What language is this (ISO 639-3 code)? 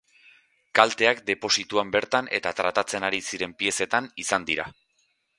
eus